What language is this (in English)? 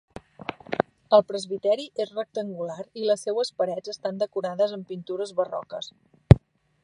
Catalan